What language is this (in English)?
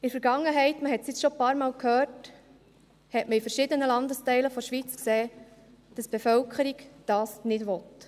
Swiss German